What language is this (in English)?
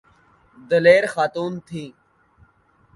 Urdu